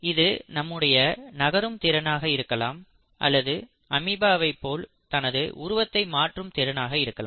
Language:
Tamil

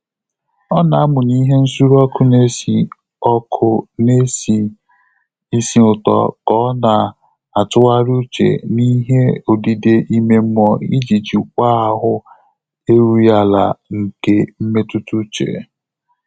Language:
Igbo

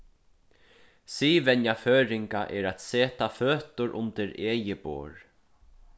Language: Faroese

